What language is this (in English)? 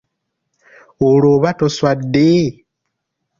Ganda